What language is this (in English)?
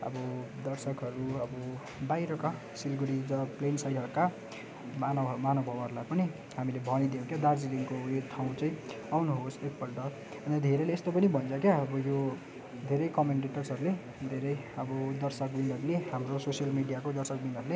Nepali